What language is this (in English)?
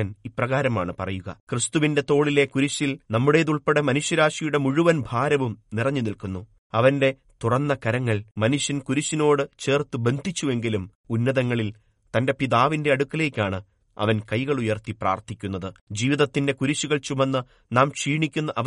Malayalam